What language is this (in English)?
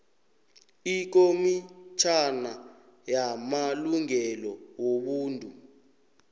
South Ndebele